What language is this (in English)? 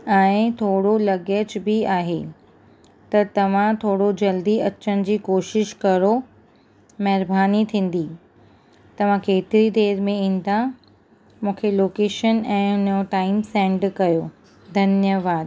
Sindhi